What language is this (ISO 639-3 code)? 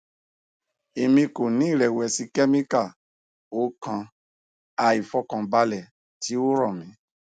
yor